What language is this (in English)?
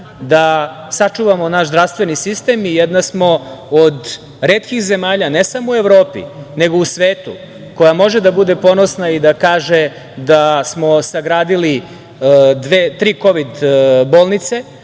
Serbian